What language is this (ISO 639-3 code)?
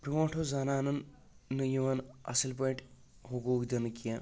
kas